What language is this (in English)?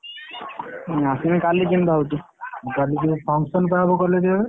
Odia